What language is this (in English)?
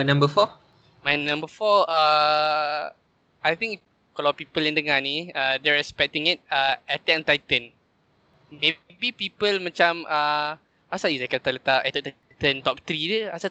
Malay